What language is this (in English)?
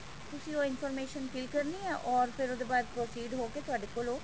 Punjabi